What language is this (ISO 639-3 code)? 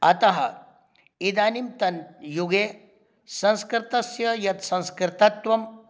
san